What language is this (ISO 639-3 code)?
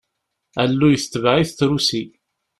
kab